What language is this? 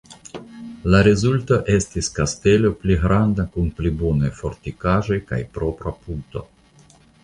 Esperanto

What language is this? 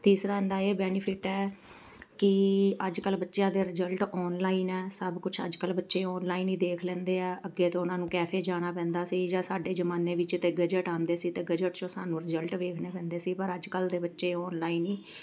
Punjabi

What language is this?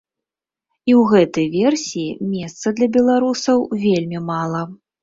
Belarusian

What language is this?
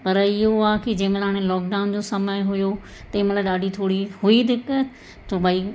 Sindhi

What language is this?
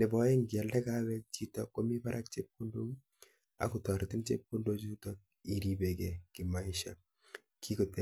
Kalenjin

